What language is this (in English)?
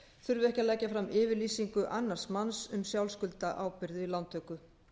Icelandic